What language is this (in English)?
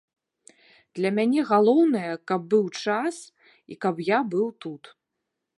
Belarusian